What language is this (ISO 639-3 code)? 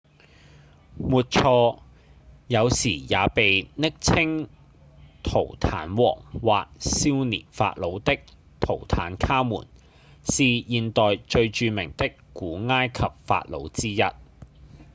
yue